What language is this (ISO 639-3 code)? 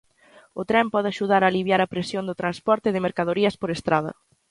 glg